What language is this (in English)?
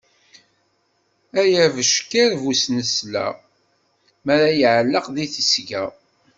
Kabyle